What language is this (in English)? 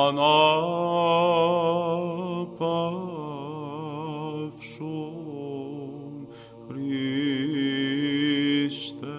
Greek